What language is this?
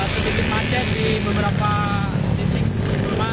Indonesian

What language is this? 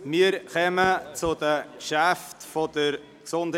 Swiss German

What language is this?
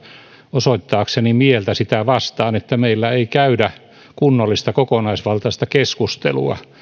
Finnish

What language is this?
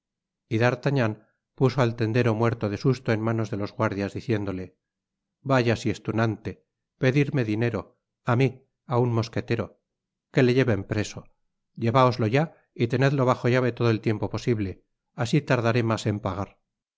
Spanish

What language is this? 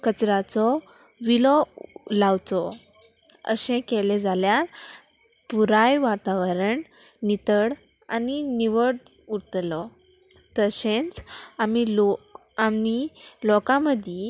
Konkani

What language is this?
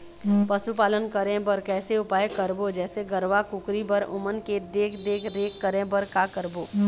Chhattisgarhi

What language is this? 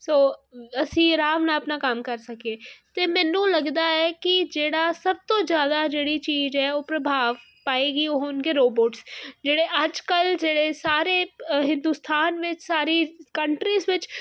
Punjabi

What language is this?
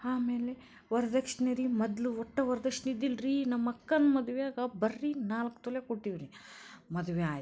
Kannada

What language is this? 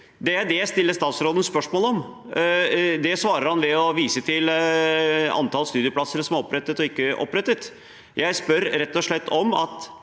Norwegian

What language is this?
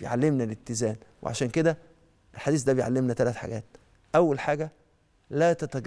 Arabic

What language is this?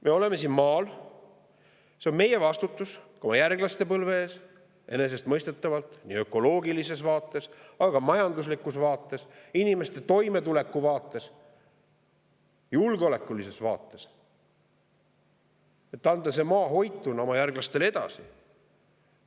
Estonian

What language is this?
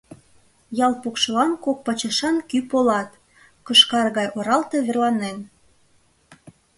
Mari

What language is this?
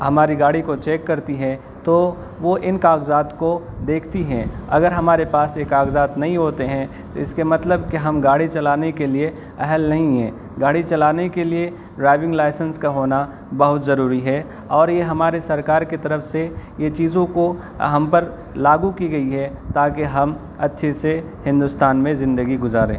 Urdu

